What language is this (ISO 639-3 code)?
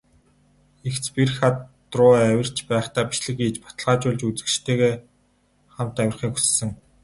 mon